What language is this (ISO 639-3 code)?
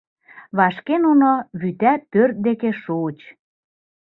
chm